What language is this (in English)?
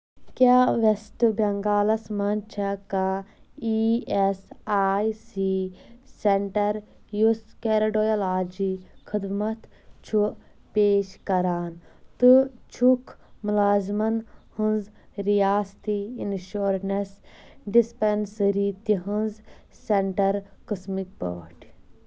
Kashmiri